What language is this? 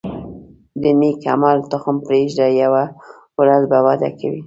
Pashto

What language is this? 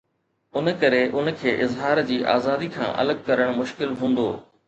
Sindhi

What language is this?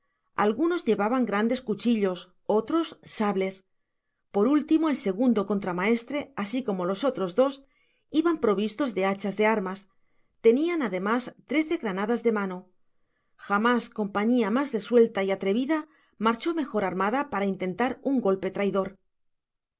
Spanish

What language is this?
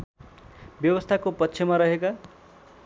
Nepali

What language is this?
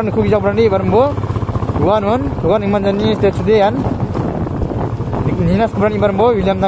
Indonesian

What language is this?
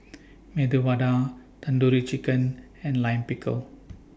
English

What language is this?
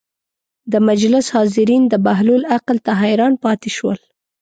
Pashto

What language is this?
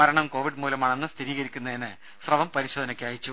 Malayalam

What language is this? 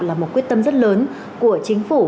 Vietnamese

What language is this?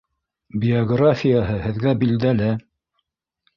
Bashkir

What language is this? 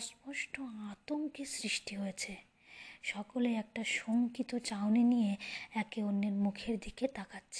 Bangla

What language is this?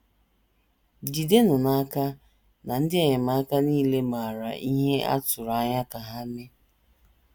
Igbo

